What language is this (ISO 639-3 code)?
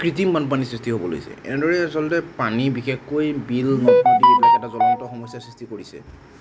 asm